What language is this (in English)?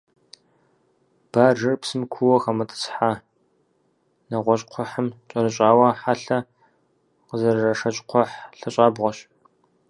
Kabardian